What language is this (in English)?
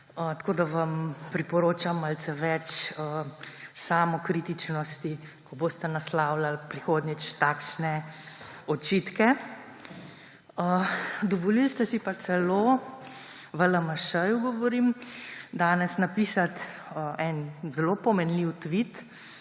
Slovenian